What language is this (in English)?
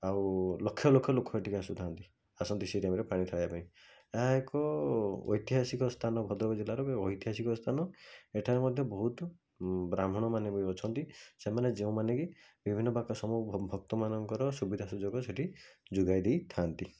Odia